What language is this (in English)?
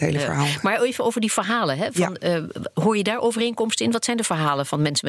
Dutch